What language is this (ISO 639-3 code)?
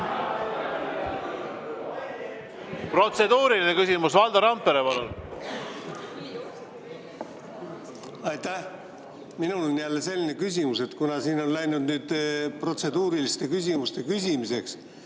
est